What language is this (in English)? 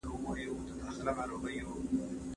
Pashto